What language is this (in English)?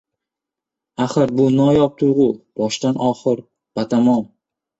Uzbek